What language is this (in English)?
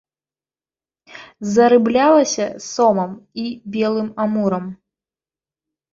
Belarusian